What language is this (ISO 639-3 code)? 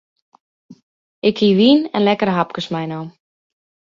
fry